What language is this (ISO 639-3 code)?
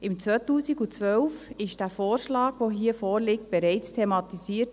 gsw